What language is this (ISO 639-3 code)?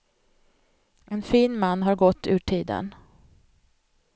swe